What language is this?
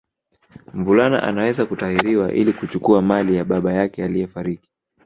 Swahili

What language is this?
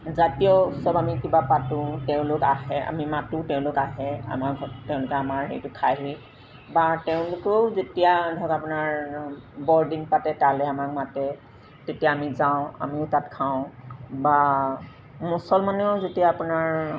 Assamese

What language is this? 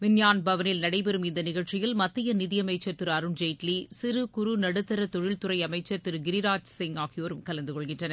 Tamil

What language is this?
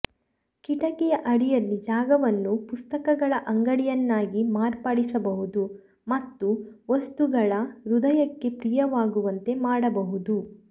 Kannada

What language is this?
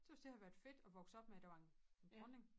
Danish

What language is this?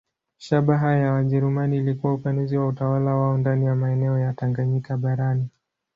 Swahili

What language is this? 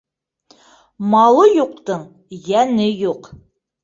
Bashkir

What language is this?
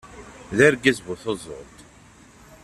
Kabyle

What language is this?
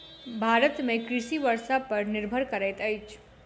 Maithili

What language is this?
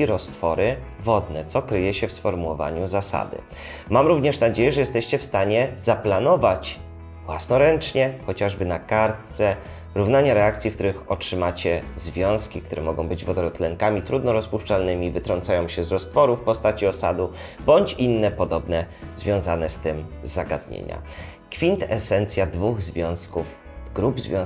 Polish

